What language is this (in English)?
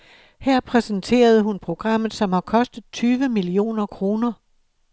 Danish